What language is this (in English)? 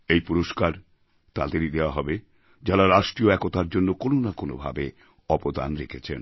Bangla